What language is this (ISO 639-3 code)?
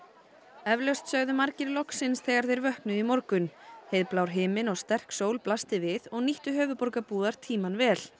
isl